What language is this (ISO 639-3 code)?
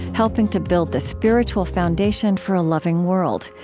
eng